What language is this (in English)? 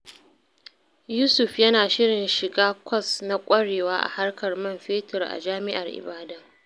Hausa